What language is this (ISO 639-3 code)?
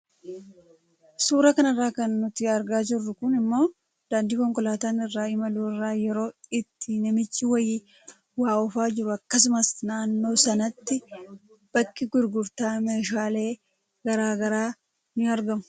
orm